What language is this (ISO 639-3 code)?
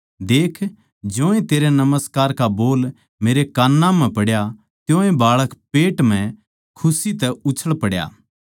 bgc